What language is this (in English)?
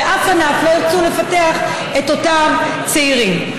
Hebrew